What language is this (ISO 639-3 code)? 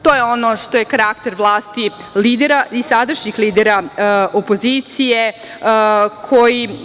srp